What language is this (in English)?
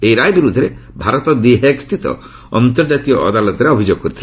Odia